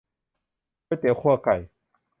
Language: Thai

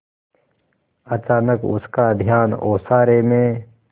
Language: Hindi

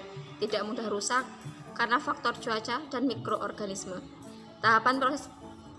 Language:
Indonesian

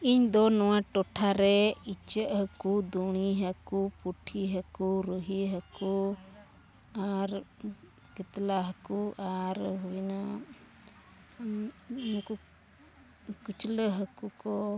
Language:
Santali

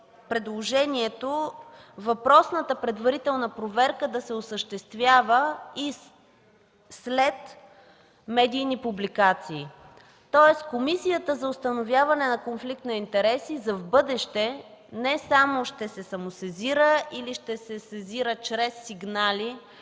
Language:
Bulgarian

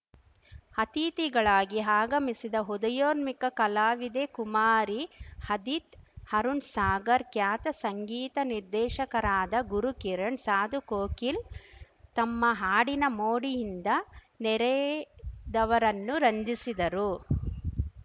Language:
Kannada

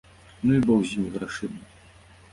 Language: Belarusian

